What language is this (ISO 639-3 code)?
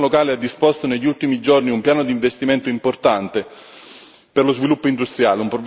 ita